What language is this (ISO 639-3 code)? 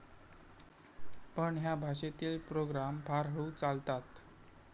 mar